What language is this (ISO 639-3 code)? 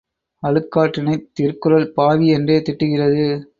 tam